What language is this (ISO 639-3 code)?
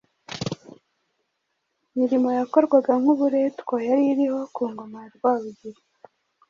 kin